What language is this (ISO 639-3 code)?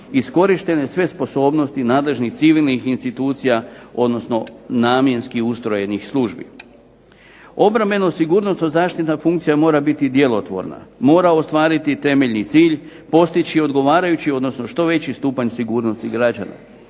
hrv